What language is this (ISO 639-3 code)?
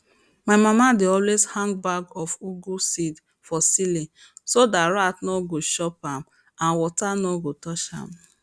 pcm